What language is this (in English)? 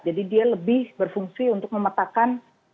Indonesian